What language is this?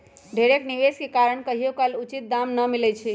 Magahi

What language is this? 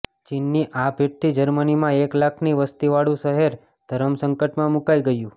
Gujarati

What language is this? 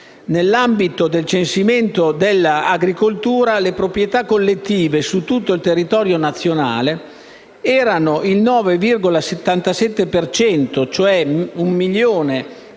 Italian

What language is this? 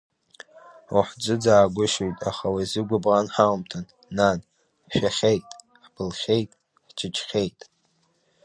Abkhazian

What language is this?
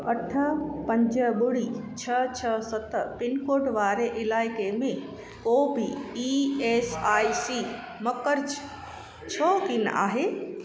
Sindhi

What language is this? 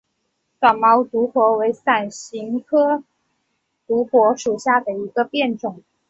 Chinese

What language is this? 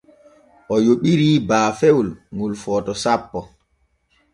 Borgu Fulfulde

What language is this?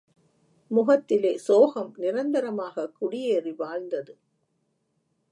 Tamil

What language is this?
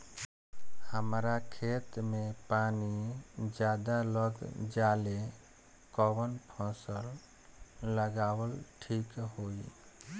Bhojpuri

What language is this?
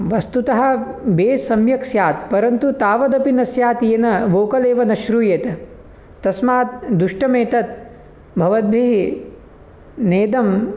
Sanskrit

